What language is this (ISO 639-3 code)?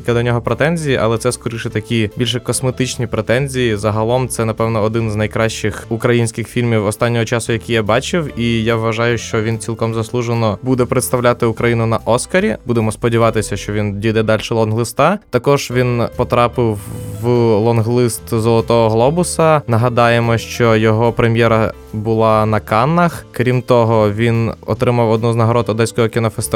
ukr